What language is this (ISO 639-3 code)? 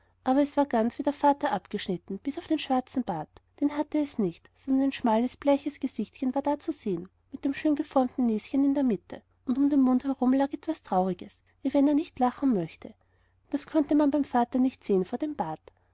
deu